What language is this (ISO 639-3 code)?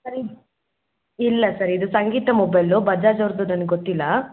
kan